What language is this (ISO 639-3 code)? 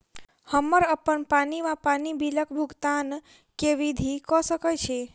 mai